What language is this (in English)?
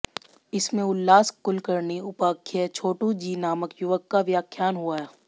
Hindi